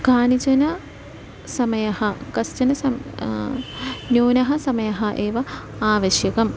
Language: Sanskrit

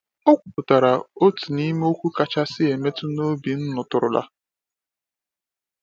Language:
Igbo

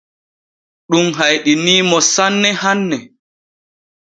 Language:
Borgu Fulfulde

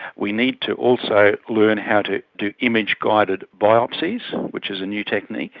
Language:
English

